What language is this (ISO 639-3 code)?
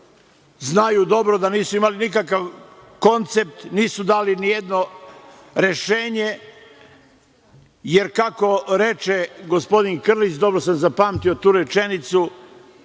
srp